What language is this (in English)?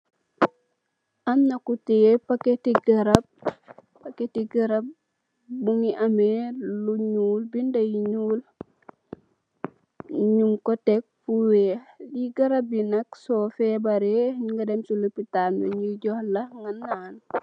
Wolof